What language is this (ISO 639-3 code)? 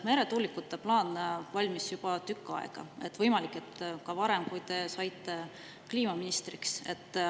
est